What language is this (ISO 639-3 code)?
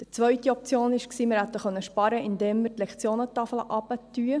gsw